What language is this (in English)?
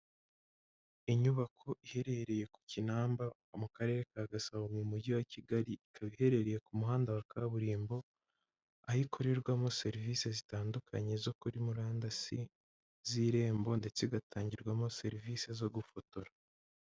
Kinyarwanda